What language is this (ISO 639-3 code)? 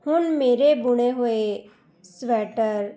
pan